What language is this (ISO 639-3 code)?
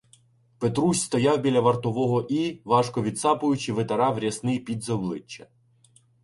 ukr